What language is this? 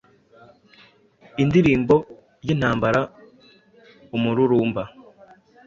Kinyarwanda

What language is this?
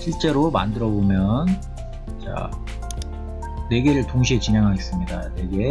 Korean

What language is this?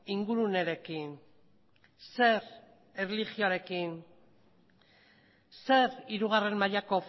Basque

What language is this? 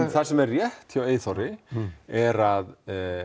Icelandic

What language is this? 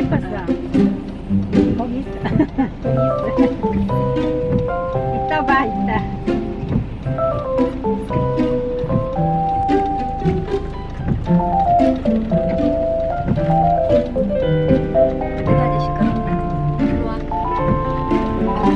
Korean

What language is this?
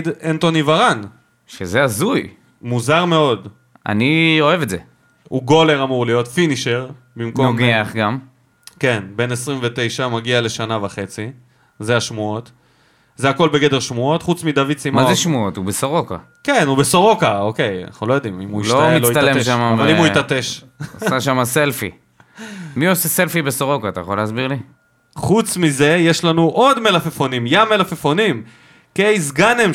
Hebrew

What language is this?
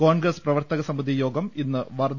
Malayalam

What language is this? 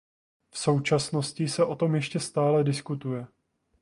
Czech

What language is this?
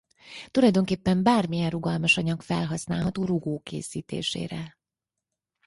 Hungarian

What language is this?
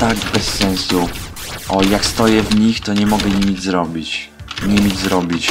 Polish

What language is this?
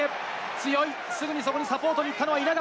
Japanese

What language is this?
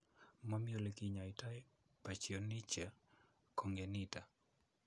Kalenjin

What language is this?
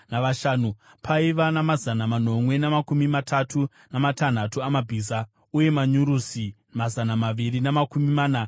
Shona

